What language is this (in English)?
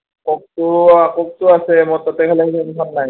Assamese